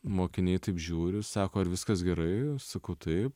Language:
Lithuanian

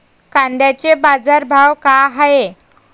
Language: Marathi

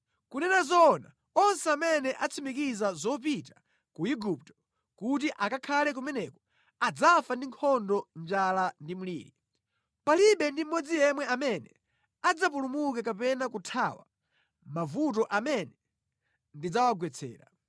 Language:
Nyanja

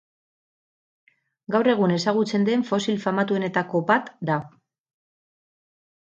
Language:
Basque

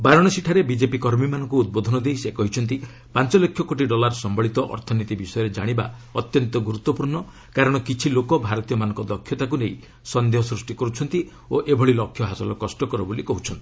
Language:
Odia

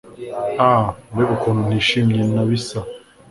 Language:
Kinyarwanda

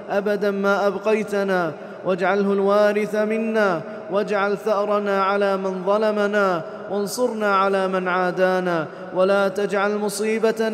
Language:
Arabic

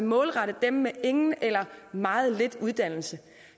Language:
Danish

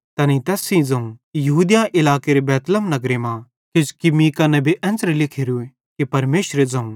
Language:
Bhadrawahi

